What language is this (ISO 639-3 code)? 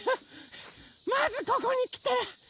jpn